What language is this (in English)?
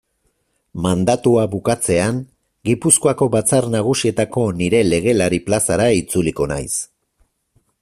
Basque